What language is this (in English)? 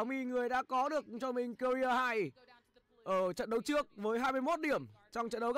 Vietnamese